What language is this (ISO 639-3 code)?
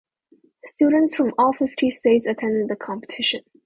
eng